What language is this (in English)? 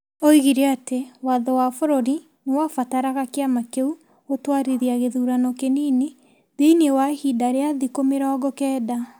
Kikuyu